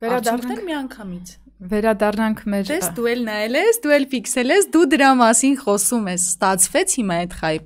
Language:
Romanian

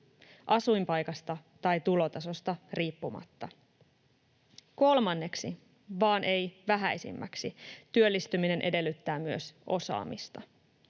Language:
Finnish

